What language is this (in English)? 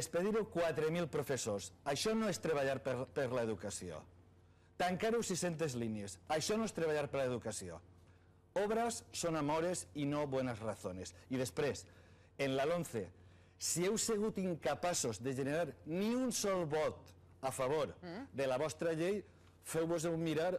Spanish